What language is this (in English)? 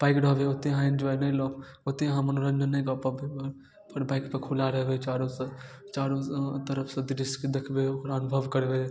Maithili